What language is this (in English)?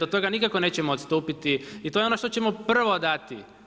Croatian